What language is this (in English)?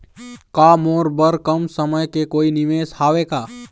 Chhattisgarhi